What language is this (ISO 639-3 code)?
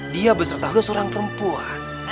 ind